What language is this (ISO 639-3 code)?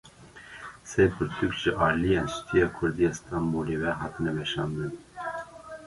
kur